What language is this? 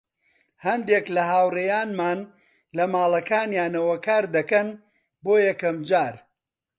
Central Kurdish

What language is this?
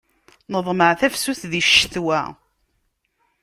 Kabyle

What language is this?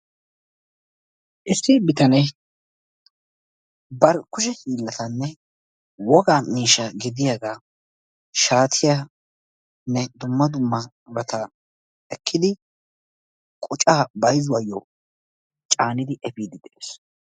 Wolaytta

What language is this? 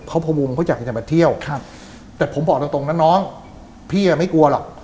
Thai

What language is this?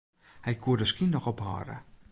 Western Frisian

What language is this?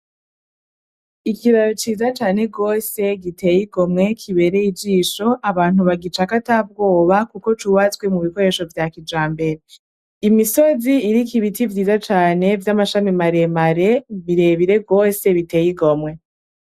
Rundi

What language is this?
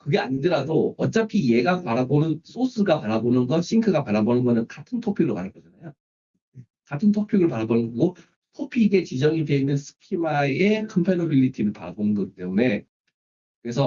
Korean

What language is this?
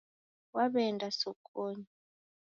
Taita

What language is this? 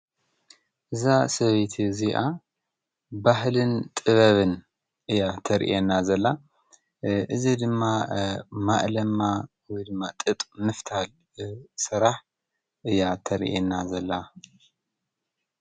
Tigrinya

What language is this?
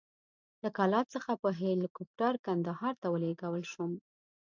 Pashto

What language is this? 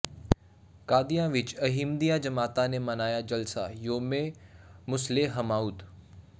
Punjabi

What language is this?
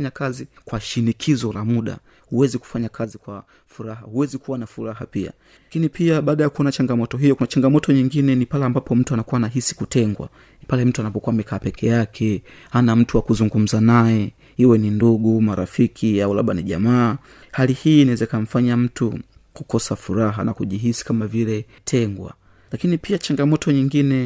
Swahili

